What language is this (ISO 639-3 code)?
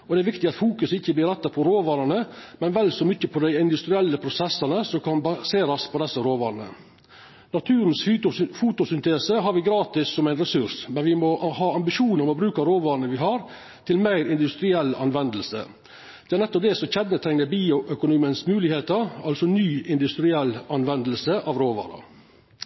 nno